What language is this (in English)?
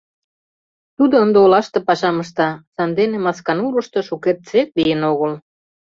Mari